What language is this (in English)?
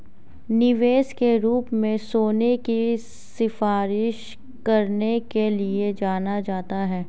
Hindi